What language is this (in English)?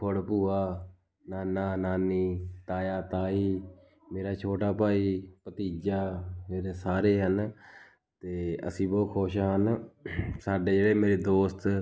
Punjabi